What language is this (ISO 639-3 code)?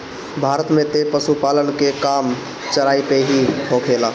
bho